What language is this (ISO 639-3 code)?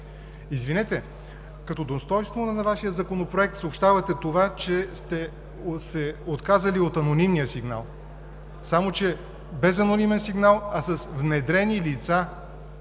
bul